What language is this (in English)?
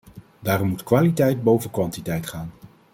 Dutch